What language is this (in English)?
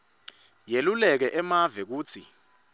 Swati